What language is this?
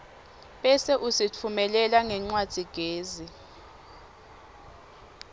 Swati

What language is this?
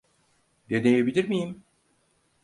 Turkish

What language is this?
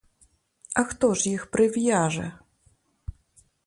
Ukrainian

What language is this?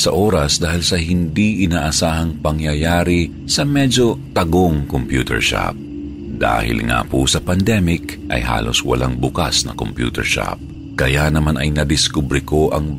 Filipino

